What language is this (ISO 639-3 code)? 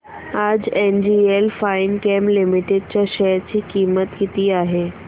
mar